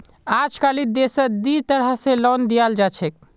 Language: Magahi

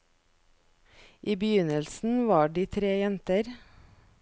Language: Norwegian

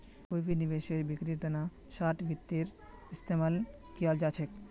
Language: Magahi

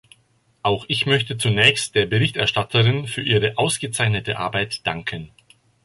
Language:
German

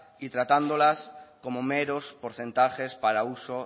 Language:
Spanish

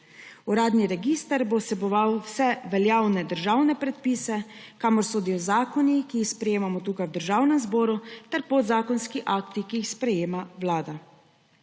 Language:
Slovenian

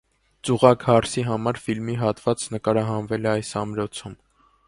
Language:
Armenian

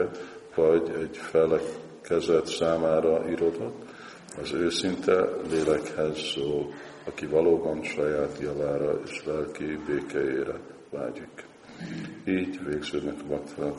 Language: Hungarian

